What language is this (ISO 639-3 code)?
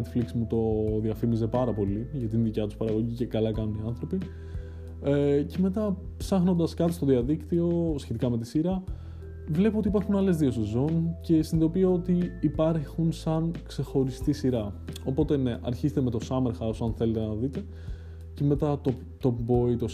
ell